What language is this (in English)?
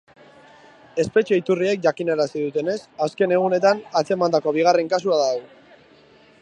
Basque